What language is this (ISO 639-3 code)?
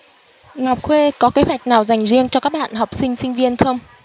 vie